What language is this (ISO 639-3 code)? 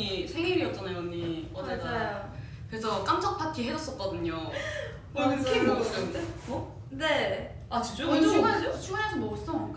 kor